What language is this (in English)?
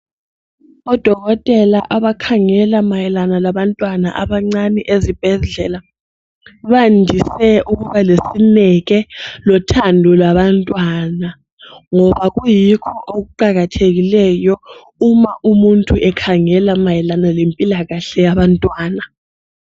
North Ndebele